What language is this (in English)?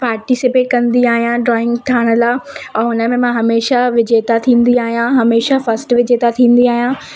Sindhi